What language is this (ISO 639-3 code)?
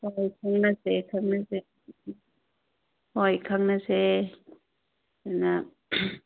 mni